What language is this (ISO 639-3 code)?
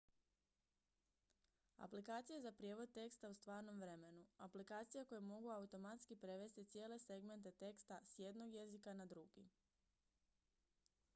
hrv